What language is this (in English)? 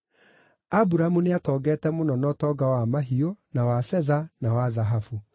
Kikuyu